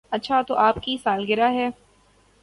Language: Urdu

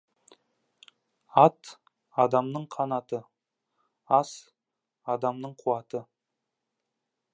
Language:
Kazakh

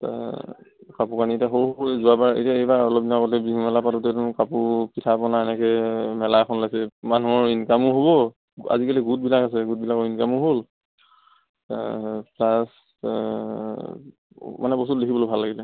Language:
Assamese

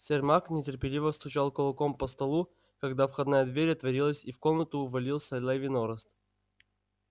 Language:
Russian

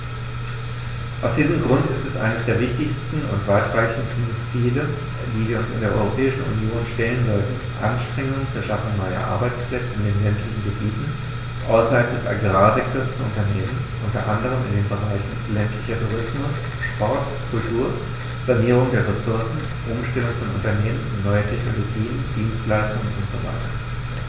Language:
German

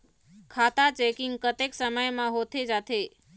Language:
Chhattisgarhi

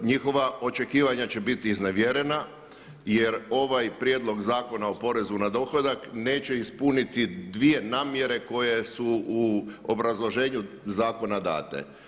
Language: Croatian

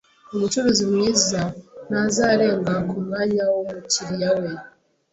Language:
Kinyarwanda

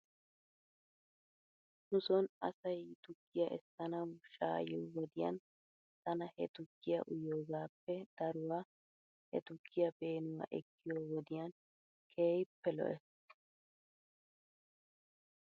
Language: Wolaytta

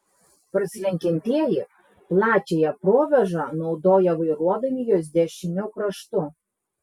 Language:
Lithuanian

